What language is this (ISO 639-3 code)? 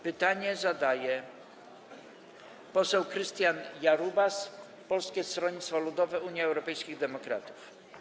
pol